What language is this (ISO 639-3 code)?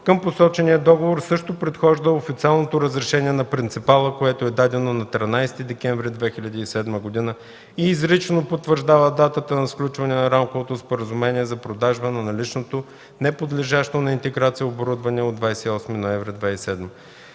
bul